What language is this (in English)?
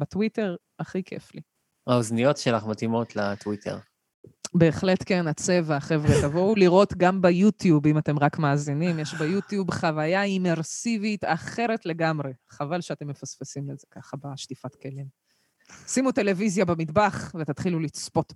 Hebrew